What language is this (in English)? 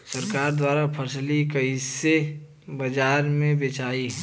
Bhojpuri